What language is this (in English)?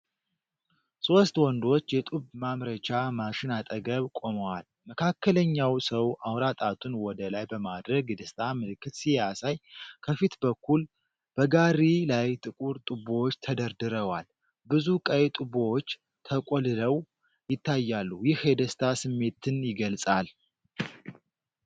Amharic